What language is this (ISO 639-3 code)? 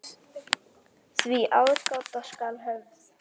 isl